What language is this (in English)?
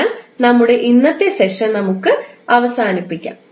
Malayalam